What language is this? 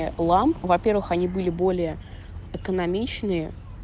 Russian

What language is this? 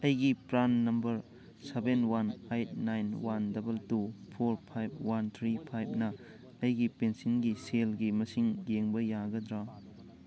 Manipuri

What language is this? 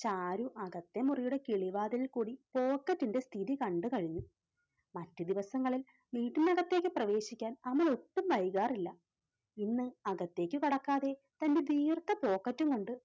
Malayalam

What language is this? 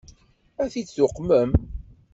Kabyle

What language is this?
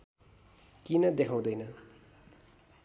Nepali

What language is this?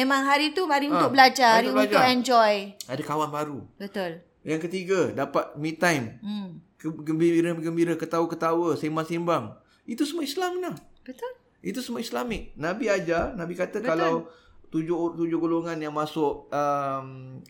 Malay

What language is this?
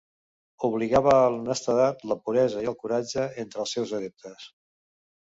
Catalan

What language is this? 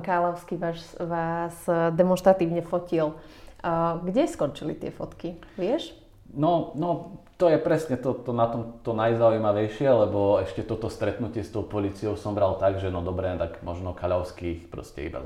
Slovak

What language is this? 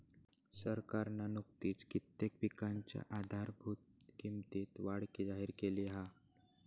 Marathi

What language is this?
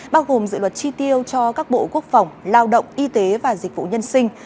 Vietnamese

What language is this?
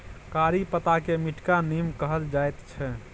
Maithili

